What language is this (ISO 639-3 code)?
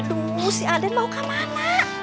ind